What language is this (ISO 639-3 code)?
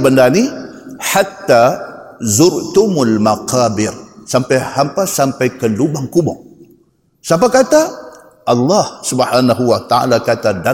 msa